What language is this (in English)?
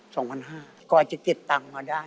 Thai